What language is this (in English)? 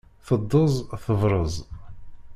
Kabyle